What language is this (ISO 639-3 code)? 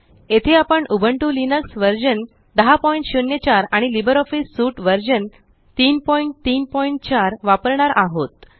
mar